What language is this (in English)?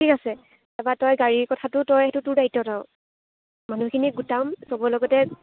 Assamese